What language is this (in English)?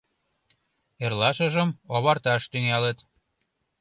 Mari